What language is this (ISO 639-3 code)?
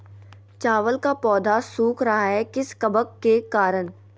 mag